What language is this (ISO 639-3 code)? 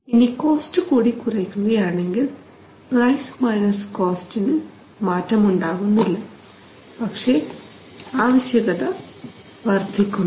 mal